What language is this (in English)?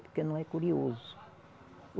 Portuguese